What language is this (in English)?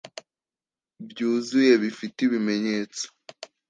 Kinyarwanda